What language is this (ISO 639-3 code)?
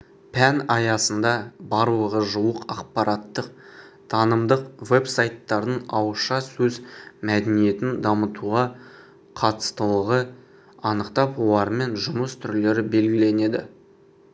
kaz